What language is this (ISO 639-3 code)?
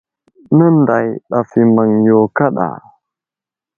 udl